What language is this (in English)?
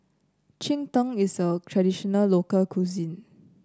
English